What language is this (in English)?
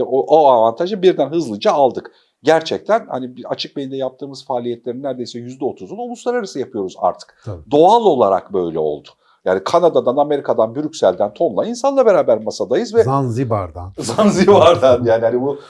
Turkish